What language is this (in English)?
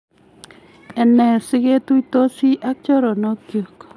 Kalenjin